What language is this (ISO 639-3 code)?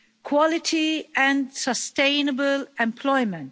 eng